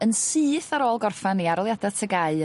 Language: Welsh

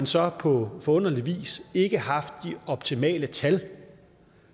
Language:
Danish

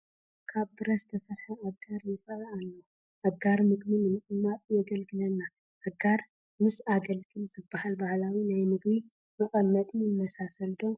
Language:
Tigrinya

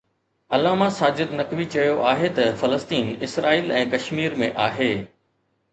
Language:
Sindhi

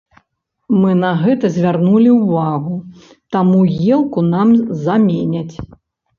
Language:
Belarusian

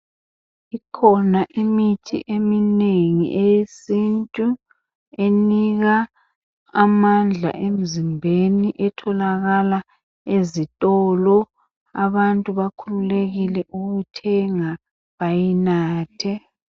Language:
North Ndebele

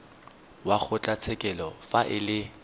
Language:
Tswana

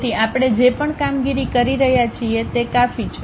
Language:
Gujarati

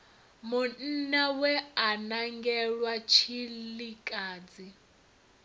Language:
Venda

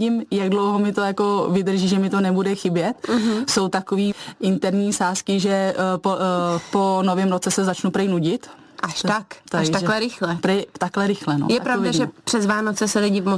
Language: Czech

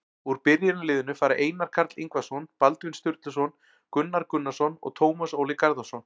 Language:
Icelandic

